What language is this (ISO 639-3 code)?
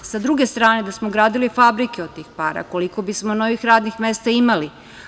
srp